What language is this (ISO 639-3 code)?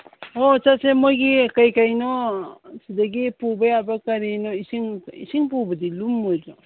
mni